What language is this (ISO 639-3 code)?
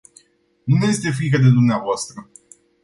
ron